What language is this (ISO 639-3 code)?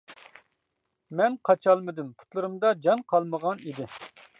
uig